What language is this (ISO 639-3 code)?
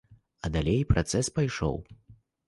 bel